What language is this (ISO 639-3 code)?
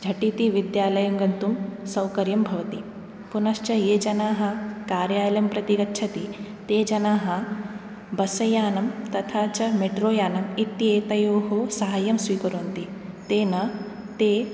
san